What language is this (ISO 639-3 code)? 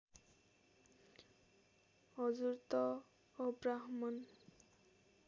nep